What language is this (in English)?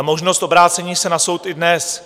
Czech